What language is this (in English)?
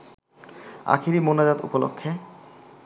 Bangla